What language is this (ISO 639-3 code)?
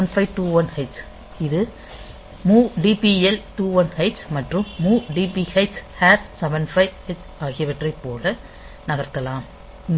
tam